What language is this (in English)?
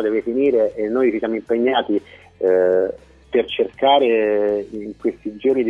Italian